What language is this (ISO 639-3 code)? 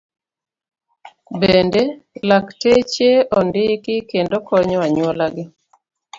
luo